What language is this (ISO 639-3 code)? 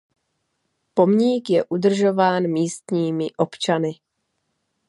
ces